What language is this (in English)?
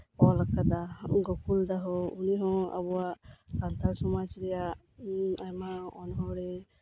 Santali